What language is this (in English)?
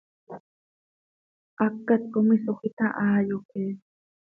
Seri